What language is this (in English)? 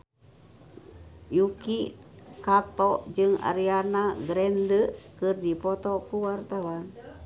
Sundanese